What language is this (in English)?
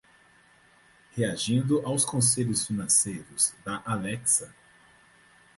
Portuguese